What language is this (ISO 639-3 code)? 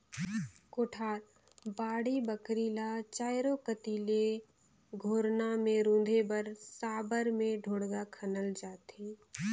hne